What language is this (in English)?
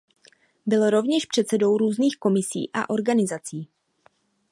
Czech